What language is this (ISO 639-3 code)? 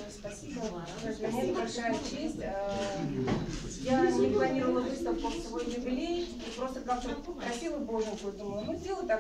rus